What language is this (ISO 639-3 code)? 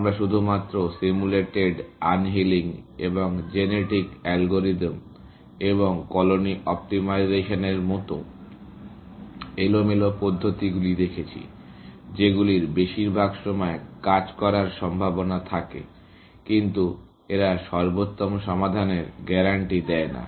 ben